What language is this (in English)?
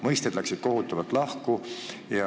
Estonian